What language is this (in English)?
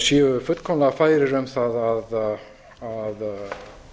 Icelandic